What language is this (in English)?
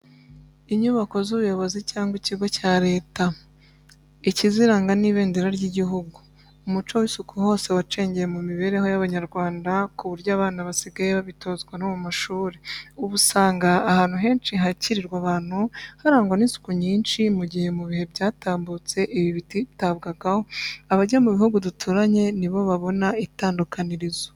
Kinyarwanda